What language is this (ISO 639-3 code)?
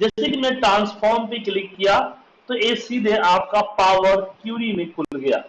hin